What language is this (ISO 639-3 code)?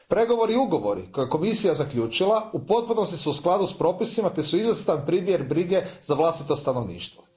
hrv